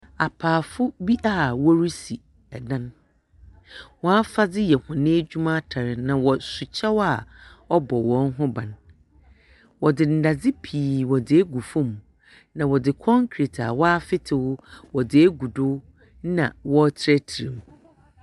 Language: Akan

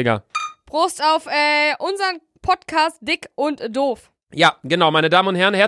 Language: German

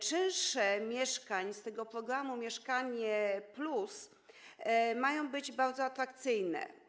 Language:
Polish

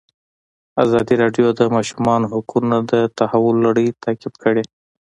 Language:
Pashto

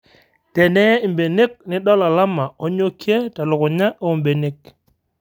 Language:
Masai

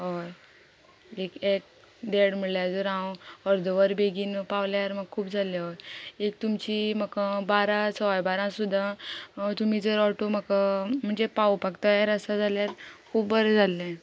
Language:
Konkani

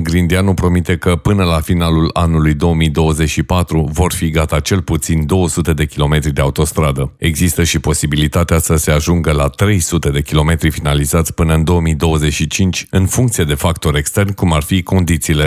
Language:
Romanian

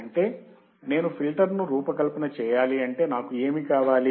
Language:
Telugu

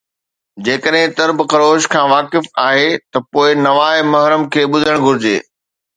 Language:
Sindhi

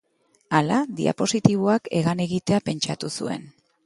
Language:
Basque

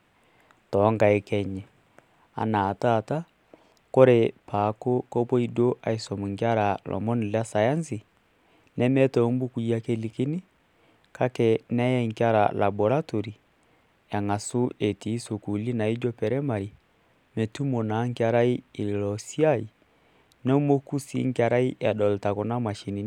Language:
Masai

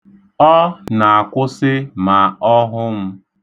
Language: Igbo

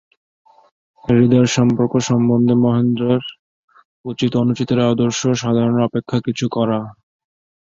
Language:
Bangla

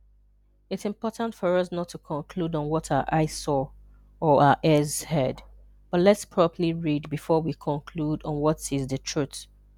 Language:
Igbo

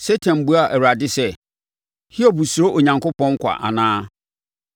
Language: Akan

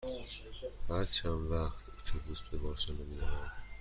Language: Persian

